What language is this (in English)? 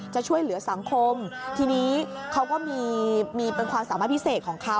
Thai